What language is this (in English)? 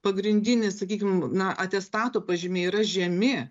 Lithuanian